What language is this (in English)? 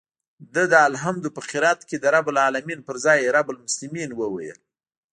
Pashto